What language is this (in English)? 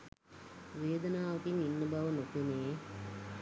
Sinhala